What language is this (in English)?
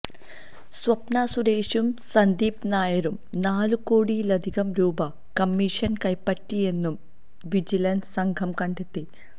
Malayalam